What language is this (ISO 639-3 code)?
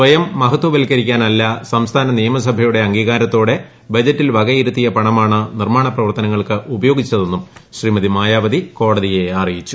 mal